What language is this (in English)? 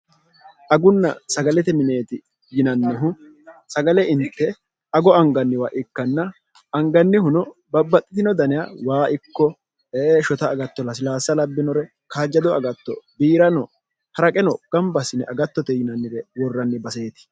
Sidamo